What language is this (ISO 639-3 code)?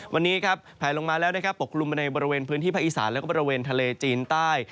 tha